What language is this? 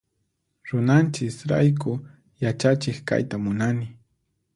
Puno Quechua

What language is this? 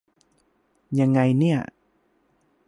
Thai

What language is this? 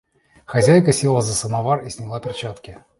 Russian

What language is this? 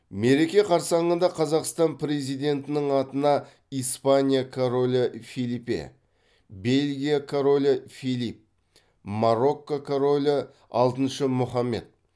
Kazakh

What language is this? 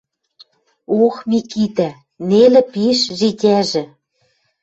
Western Mari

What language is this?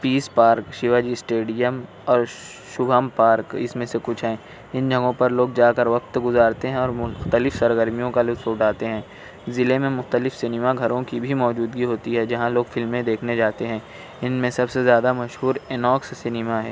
Urdu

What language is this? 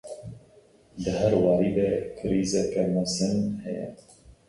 Kurdish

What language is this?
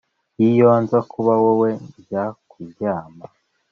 Kinyarwanda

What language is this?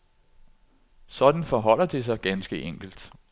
Danish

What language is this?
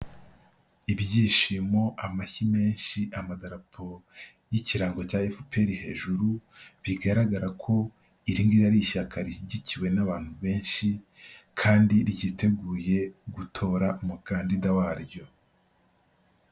Kinyarwanda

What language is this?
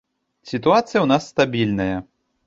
Belarusian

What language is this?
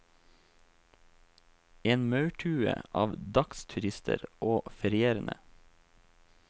Norwegian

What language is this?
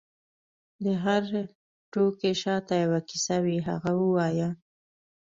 Pashto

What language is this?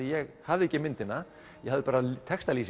Icelandic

